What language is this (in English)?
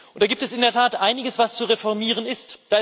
German